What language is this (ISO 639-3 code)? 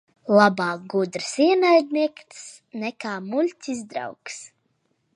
lav